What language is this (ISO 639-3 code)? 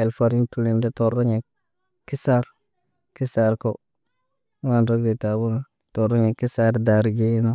mne